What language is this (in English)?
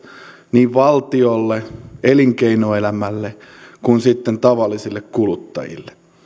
Finnish